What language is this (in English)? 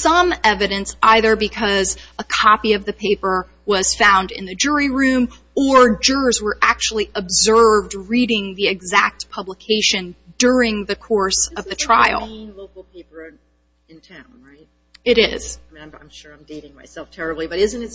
English